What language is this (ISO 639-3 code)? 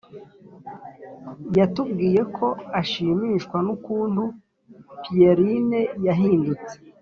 kin